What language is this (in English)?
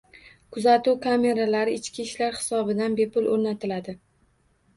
Uzbek